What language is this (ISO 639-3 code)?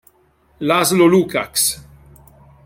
ita